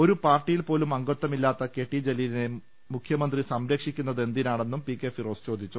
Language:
Malayalam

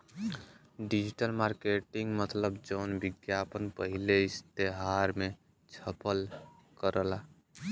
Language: Bhojpuri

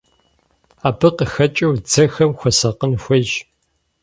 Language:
Kabardian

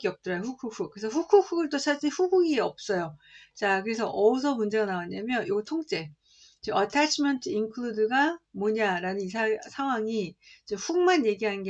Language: Korean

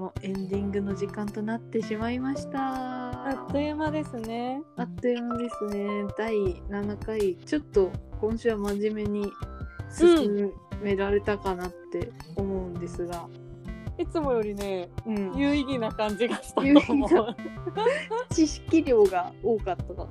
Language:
Japanese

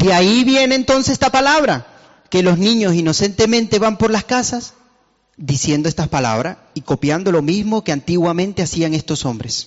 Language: Spanish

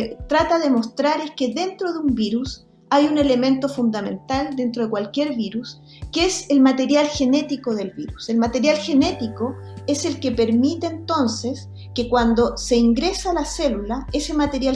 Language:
Spanish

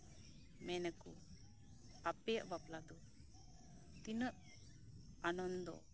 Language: Santali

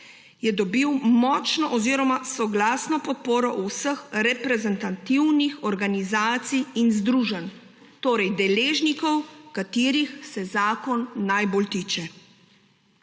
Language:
Slovenian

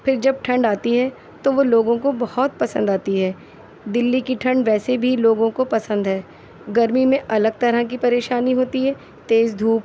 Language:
Urdu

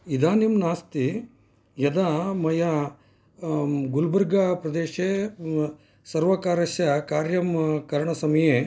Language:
Sanskrit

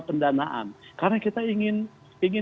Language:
Indonesian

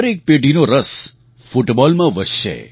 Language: Gujarati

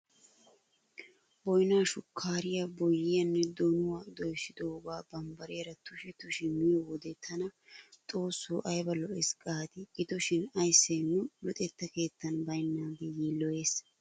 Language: Wolaytta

